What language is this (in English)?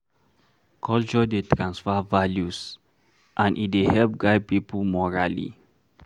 Nigerian Pidgin